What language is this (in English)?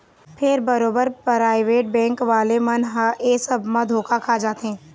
Chhattisgarhi